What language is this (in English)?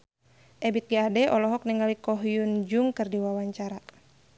Sundanese